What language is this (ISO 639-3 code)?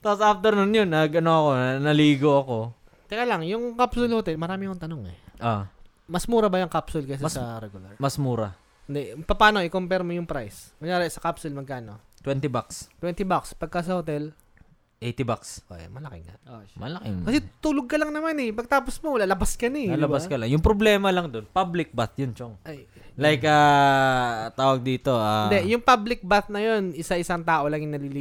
fil